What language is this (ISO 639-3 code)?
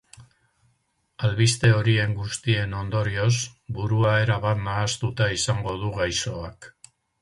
eus